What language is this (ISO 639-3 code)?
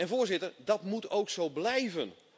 nld